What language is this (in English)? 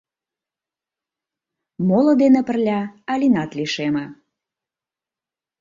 Mari